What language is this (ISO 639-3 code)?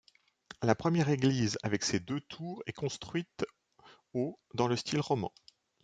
fra